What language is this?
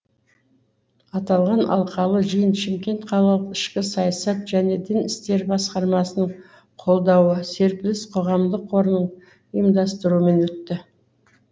Kazakh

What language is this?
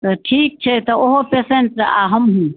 Maithili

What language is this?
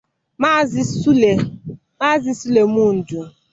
Igbo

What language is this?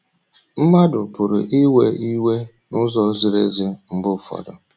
Igbo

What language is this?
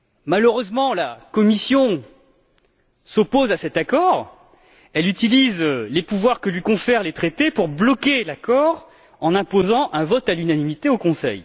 French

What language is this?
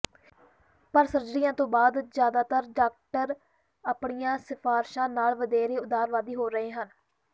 Punjabi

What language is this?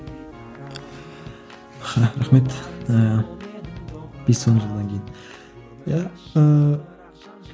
Kazakh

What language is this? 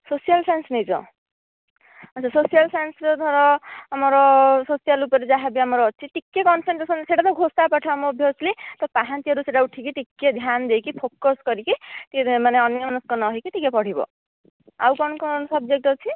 Odia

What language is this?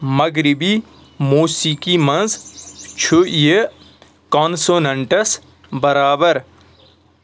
Kashmiri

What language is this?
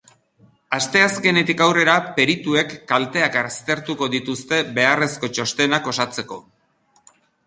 Basque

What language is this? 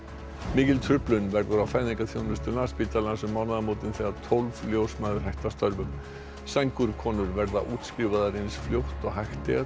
Icelandic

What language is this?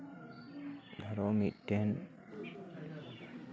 Santali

